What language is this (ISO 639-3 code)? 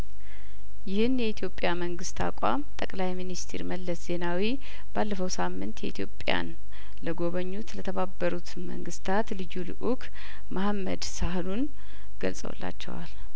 amh